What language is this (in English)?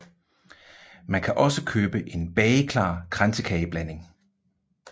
Danish